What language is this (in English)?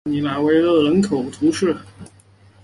Chinese